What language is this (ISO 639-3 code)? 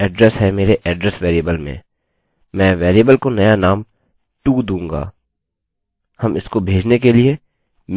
hin